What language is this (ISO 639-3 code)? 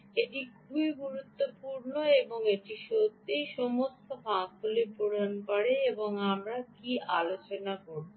ben